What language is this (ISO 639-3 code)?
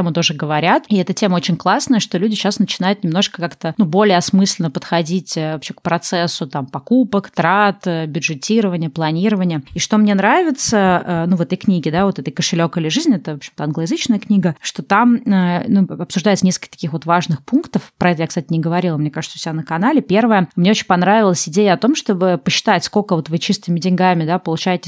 rus